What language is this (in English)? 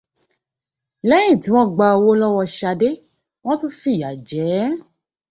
Yoruba